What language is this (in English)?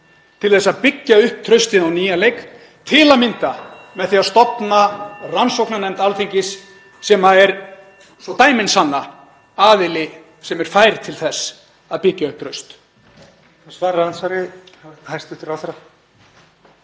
Icelandic